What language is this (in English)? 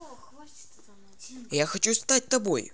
Russian